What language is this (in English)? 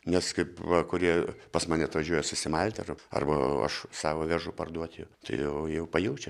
Lithuanian